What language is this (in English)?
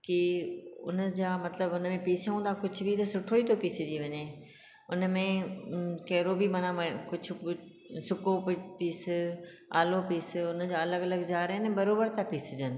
Sindhi